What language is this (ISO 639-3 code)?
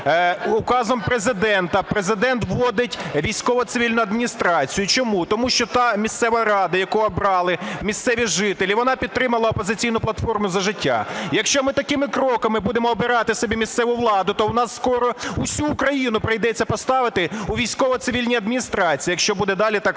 ukr